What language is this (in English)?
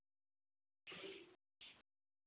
Assamese